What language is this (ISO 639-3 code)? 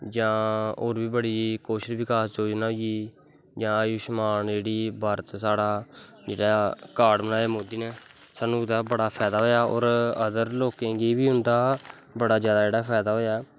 doi